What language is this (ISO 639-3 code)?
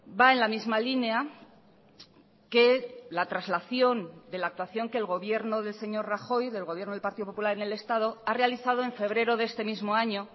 spa